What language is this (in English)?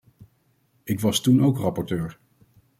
Dutch